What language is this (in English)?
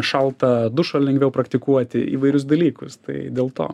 Lithuanian